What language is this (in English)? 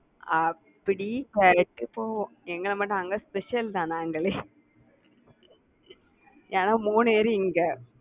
Tamil